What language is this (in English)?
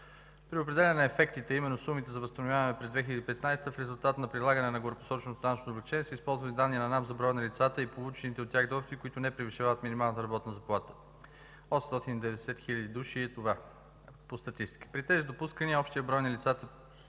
Bulgarian